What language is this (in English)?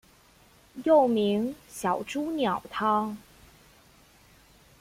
Chinese